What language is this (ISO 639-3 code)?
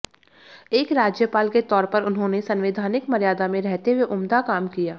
hin